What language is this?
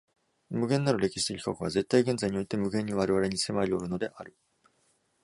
Japanese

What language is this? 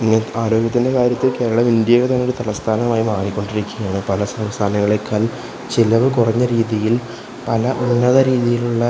Malayalam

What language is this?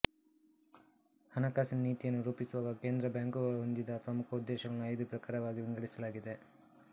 Kannada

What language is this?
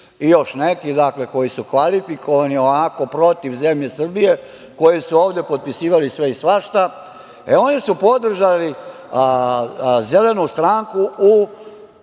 Serbian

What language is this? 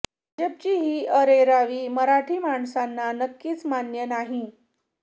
Marathi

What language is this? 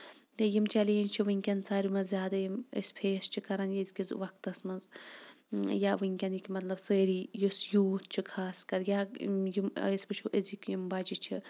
Kashmiri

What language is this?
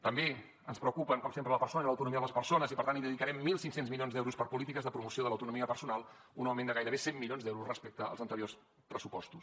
Catalan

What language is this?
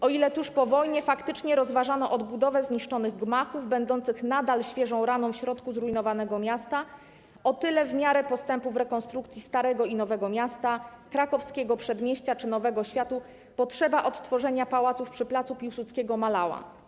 Polish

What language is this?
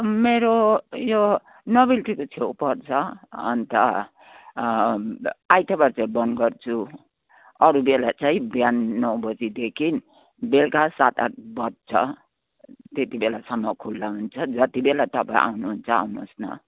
Nepali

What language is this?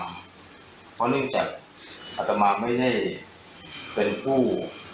Thai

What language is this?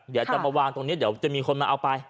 Thai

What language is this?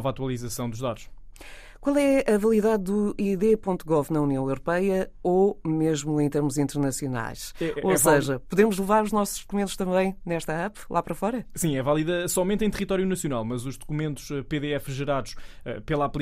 Portuguese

